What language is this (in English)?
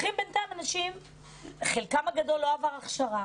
Hebrew